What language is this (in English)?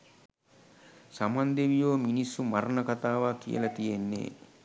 Sinhala